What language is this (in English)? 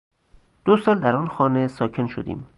Persian